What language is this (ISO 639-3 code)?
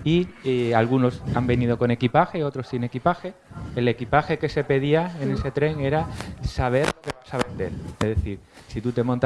spa